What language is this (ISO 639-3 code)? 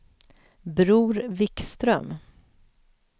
swe